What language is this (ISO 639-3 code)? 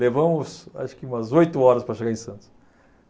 por